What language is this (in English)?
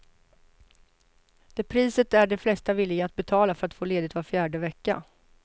Swedish